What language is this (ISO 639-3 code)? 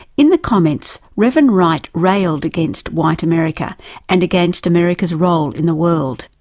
eng